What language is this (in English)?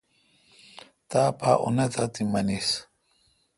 Kalkoti